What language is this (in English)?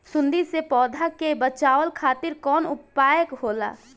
Bhojpuri